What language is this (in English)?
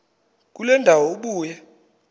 Xhosa